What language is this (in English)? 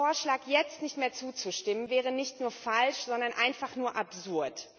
German